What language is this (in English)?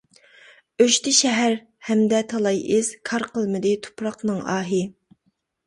Uyghur